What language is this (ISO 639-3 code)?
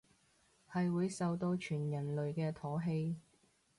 yue